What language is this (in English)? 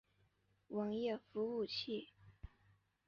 Chinese